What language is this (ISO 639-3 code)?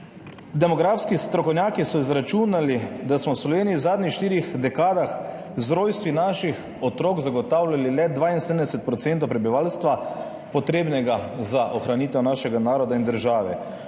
slv